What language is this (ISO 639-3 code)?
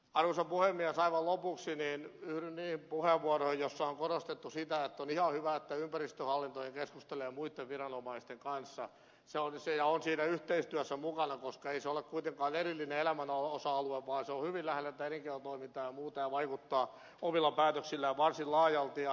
fin